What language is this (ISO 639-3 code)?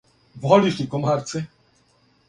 srp